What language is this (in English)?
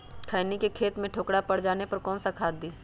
Magahi